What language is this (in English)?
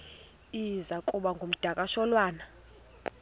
Xhosa